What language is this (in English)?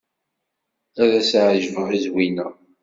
Kabyle